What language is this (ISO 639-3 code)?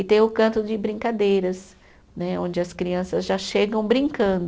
por